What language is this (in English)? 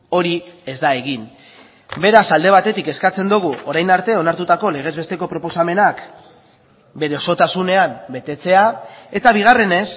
Basque